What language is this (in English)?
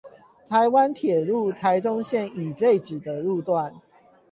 Chinese